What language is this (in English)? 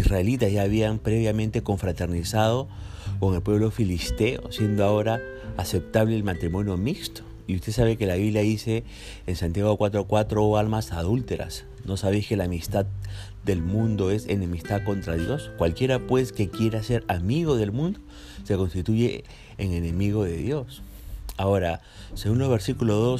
Spanish